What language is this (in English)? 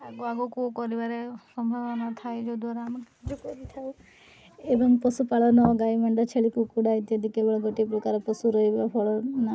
Odia